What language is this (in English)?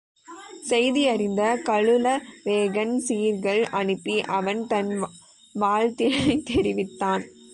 Tamil